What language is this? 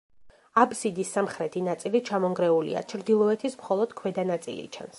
Georgian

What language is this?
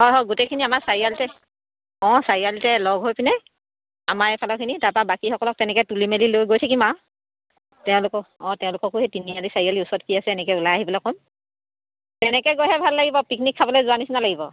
Assamese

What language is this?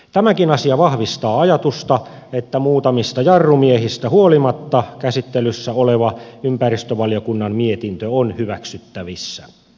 Finnish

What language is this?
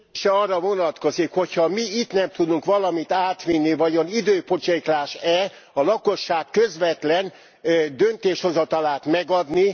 Hungarian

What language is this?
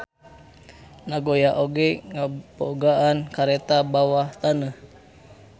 Sundanese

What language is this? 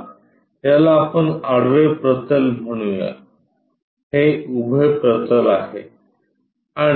Marathi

